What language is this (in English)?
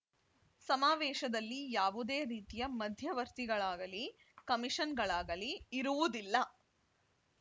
Kannada